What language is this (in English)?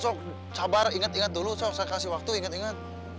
Indonesian